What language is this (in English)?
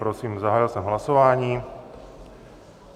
Czech